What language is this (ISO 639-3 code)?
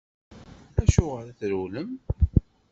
kab